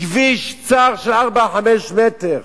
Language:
Hebrew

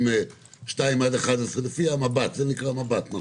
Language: Hebrew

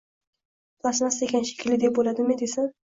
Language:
Uzbek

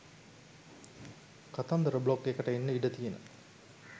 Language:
Sinhala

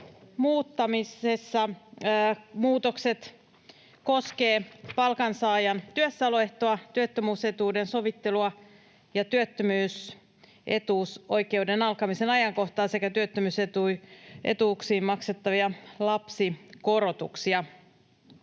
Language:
Finnish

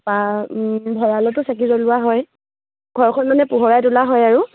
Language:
Assamese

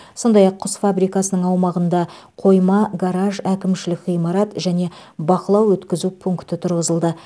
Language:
Kazakh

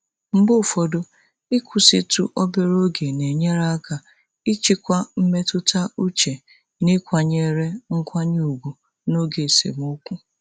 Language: Igbo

